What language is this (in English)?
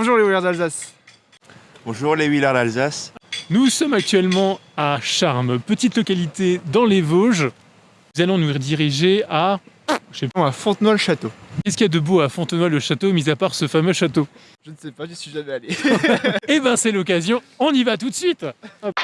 French